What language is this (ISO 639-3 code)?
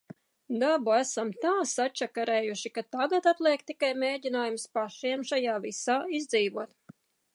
lav